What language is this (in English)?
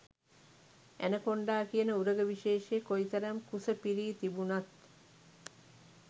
Sinhala